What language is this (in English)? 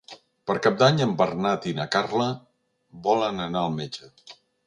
Catalan